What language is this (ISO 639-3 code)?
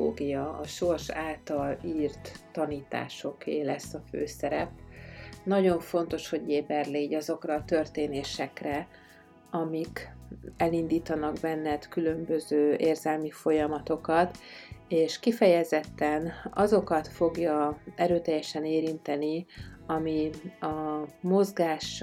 hun